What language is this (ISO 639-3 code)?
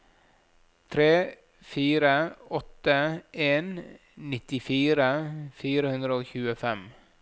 nor